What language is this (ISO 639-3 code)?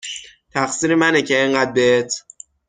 fas